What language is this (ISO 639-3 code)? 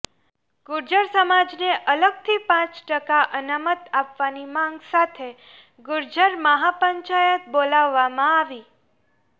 guj